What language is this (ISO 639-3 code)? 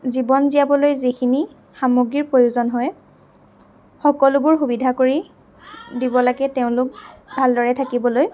asm